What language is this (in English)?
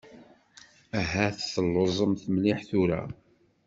Kabyle